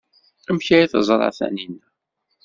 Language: Kabyle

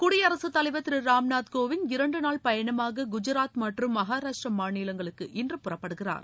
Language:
Tamil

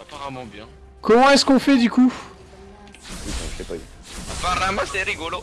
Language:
French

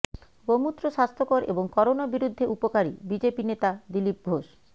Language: Bangla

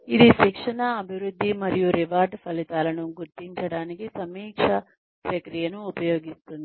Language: Telugu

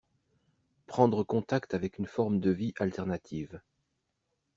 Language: French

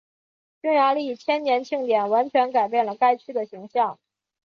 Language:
Chinese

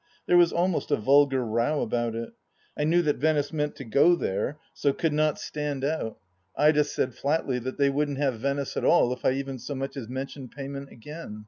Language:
English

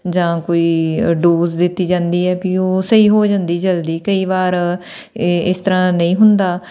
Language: Punjabi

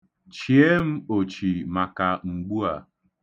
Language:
Igbo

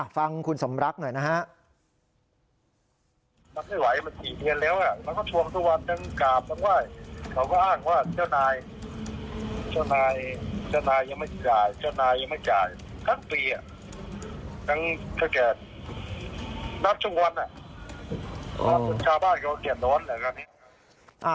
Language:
Thai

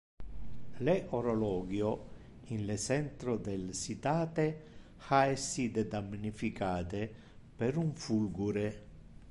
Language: Interlingua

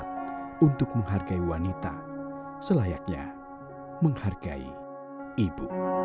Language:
Indonesian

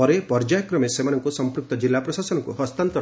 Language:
Odia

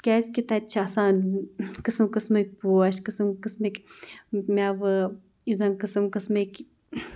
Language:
Kashmiri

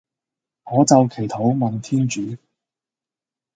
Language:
Cantonese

